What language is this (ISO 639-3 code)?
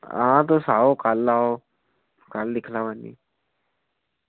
doi